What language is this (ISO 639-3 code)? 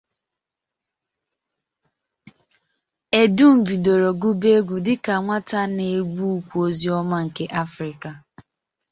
ibo